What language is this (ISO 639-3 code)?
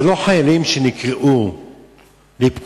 heb